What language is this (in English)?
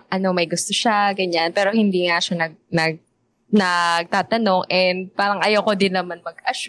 Filipino